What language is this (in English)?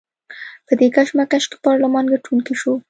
Pashto